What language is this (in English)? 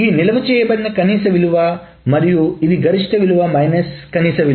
Telugu